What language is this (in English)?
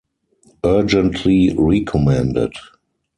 English